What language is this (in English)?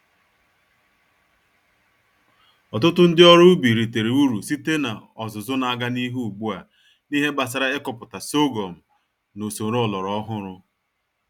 Igbo